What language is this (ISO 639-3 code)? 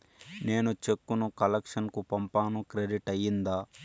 tel